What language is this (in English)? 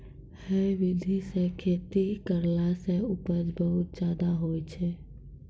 Maithili